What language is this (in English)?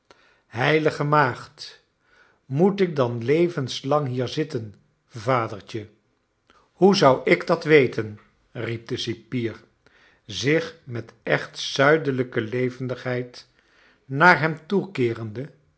Dutch